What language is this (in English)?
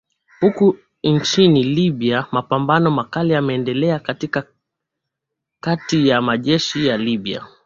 Swahili